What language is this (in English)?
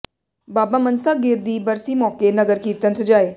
Punjabi